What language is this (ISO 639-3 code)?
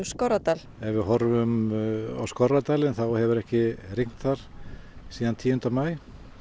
isl